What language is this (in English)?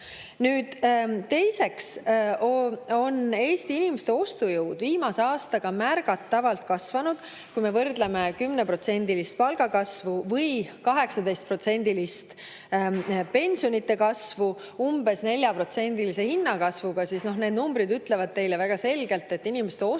Estonian